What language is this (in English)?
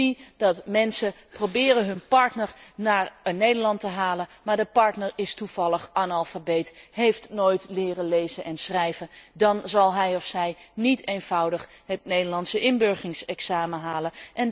Dutch